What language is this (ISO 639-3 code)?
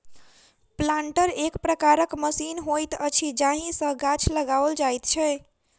mai